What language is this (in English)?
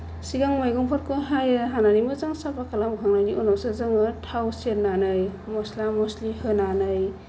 Bodo